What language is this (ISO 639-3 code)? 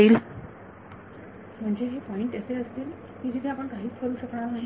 mar